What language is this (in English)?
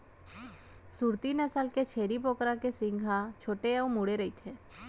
Chhattisgarhi